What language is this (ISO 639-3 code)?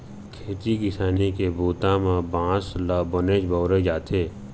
hne